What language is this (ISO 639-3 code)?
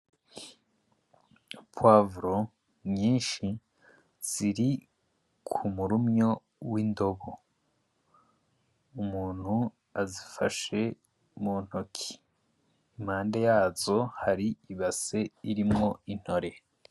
run